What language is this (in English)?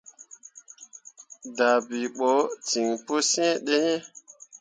Mundang